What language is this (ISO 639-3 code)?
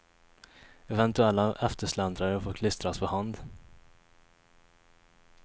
swe